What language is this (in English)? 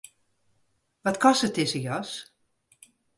Western Frisian